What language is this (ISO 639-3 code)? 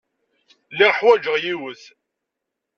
kab